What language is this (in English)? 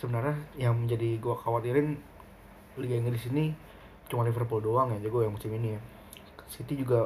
Indonesian